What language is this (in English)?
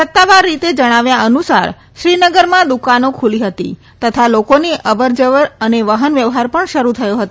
Gujarati